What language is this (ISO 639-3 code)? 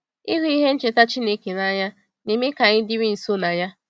ibo